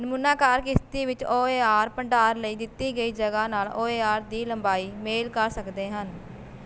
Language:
Punjabi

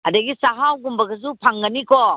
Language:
Manipuri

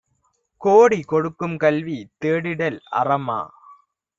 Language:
Tamil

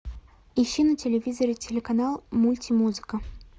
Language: Russian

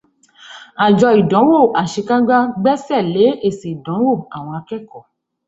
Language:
Yoruba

